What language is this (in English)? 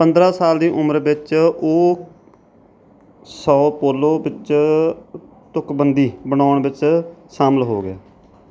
Punjabi